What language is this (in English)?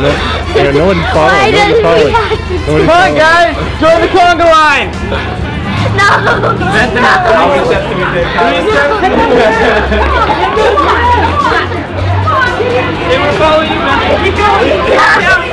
English